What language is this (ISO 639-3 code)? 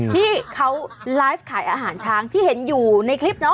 tha